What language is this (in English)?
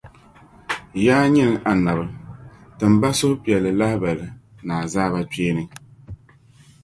Dagbani